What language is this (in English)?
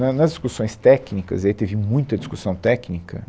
Portuguese